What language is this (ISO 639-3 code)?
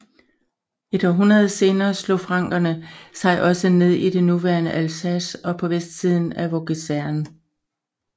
dan